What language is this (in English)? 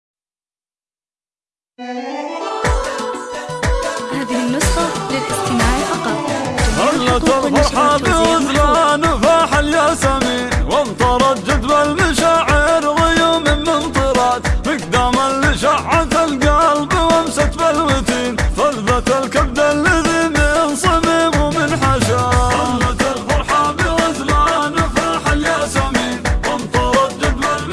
Arabic